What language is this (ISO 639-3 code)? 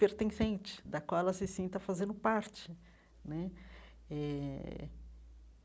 por